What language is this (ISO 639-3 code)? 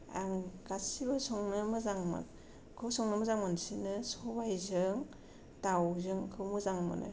brx